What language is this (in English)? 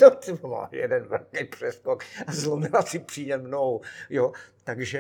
Czech